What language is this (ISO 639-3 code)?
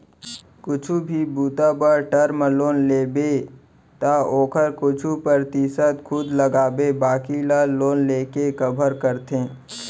hne